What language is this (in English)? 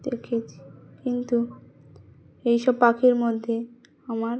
Bangla